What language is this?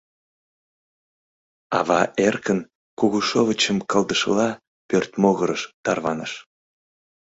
Mari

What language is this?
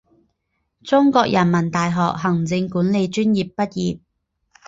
Chinese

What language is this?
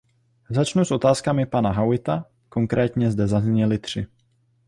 Czech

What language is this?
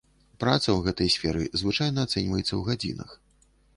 Belarusian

